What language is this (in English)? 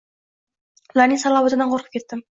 Uzbek